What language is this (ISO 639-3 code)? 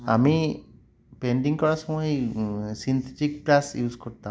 ben